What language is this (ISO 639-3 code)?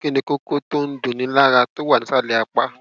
yor